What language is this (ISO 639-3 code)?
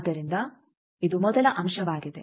kan